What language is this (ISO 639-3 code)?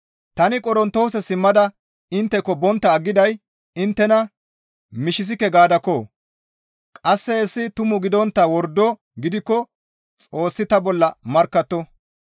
gmv